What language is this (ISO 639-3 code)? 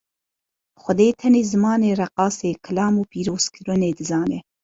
kur